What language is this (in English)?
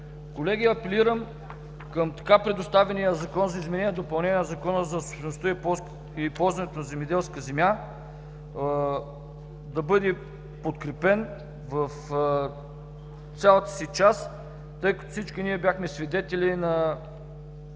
Bulgarian